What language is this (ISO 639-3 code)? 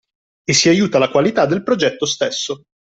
ita